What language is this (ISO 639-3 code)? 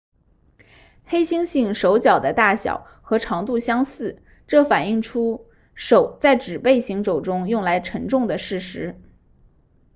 zho